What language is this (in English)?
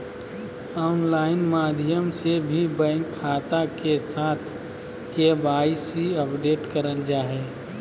Magahi